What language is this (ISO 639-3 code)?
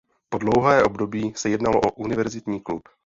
ces